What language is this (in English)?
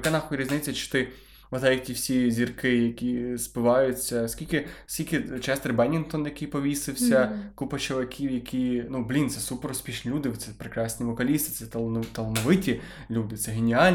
Ukrainian